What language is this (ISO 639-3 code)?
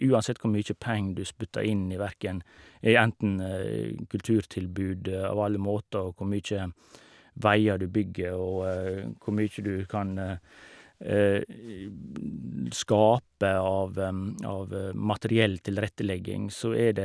nor